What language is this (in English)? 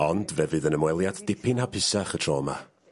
Welsh